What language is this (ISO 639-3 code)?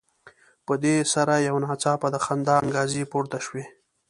pus